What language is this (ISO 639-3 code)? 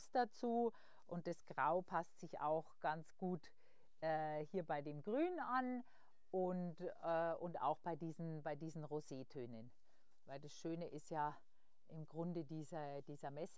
deu